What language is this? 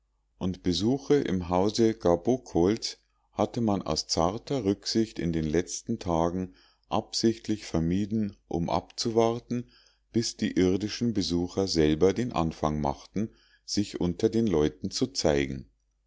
German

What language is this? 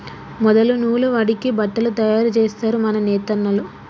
Telugu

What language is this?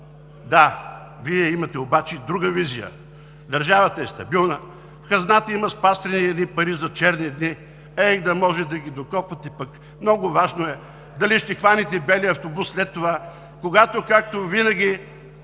Bulgarian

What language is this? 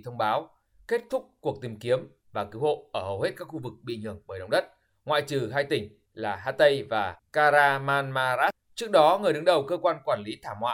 Vietnamese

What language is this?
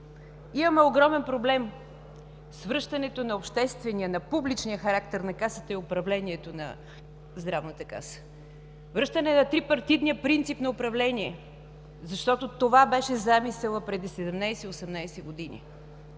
Bulgarian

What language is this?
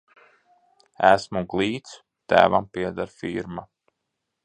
Latvian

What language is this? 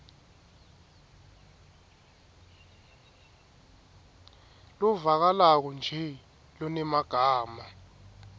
Swati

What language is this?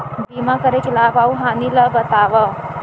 Chhattisgarhi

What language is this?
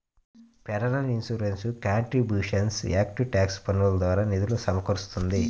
Telugu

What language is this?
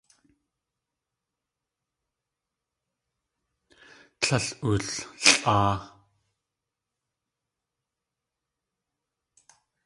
Tlingit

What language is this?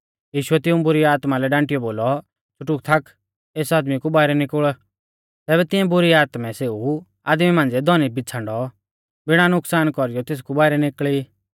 Mahasu Pahari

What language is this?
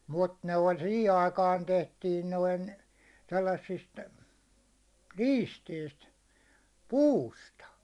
Finnish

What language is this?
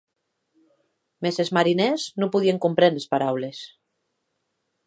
Occitan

